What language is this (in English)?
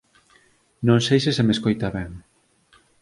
Galician